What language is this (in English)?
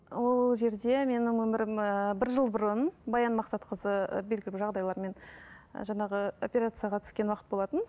Kazakh